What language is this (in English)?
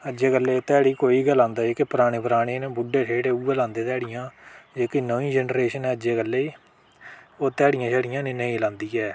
Dogri